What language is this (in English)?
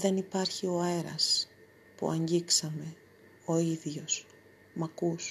Greek